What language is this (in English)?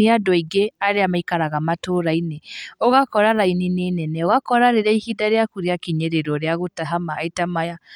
Kikuyu